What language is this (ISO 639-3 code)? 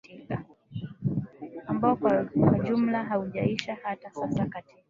swa